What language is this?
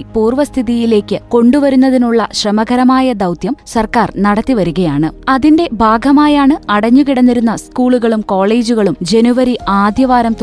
Malayalam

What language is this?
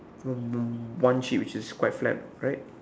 English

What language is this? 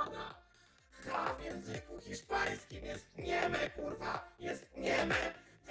Polish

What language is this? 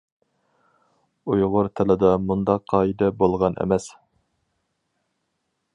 Uyghur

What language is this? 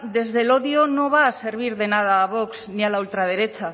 Spanish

